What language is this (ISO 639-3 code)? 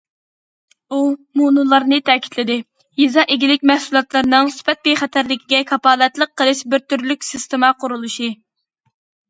uig